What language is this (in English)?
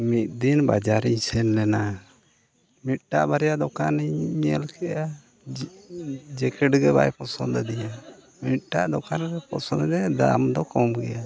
Santali